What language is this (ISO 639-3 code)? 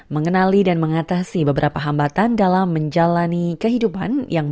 ind